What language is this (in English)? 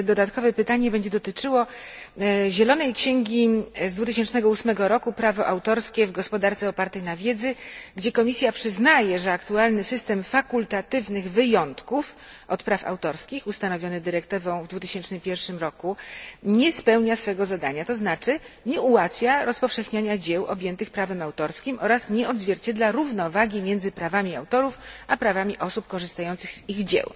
Polish